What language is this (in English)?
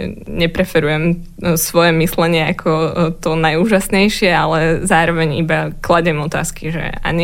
Slovak